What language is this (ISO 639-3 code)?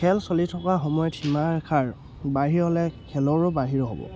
asm